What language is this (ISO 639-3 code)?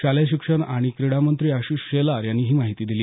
mar